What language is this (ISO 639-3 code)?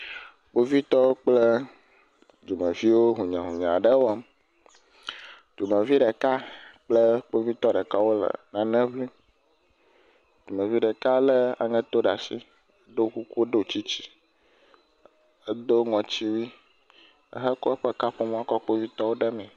ewe